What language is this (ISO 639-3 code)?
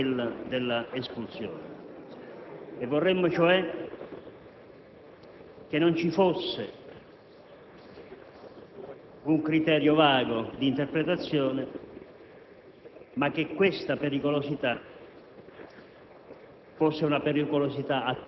ita